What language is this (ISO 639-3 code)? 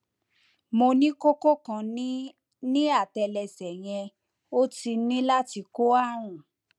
yor